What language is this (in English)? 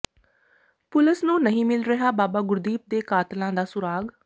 Punjabi